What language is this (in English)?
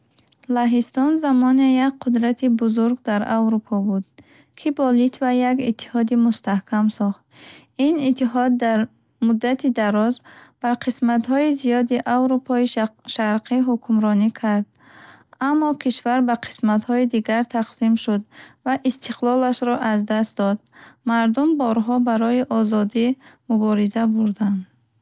Bukharic